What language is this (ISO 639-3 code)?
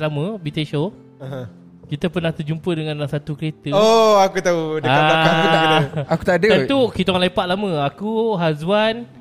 msa